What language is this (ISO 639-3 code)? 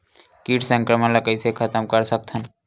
hne